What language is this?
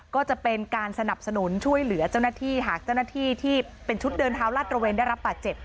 Thai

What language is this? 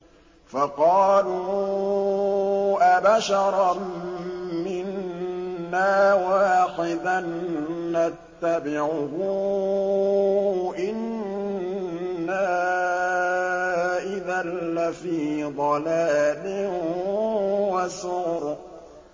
Arabic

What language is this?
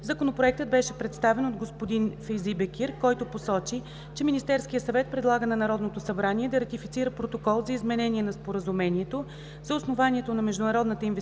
Bulgarian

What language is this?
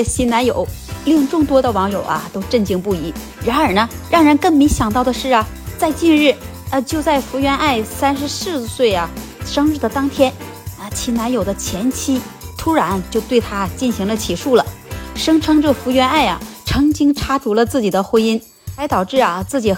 Chinese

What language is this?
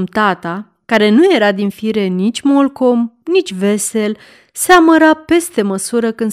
Romanian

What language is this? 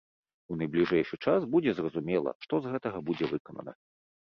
Belarusian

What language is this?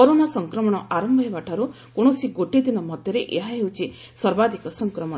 Odia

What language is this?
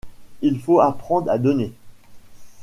French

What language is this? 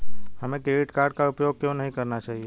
Hindi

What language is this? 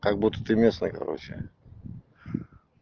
Russian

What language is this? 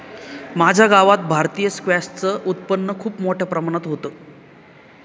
Marathi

